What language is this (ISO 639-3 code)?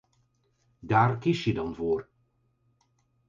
nld